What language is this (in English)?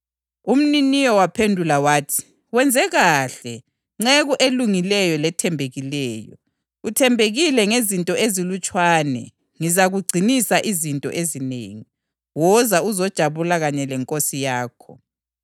North Ndebele